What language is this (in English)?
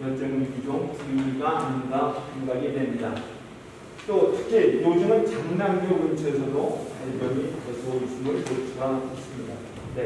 Korean